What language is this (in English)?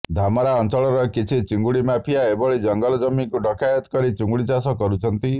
Odia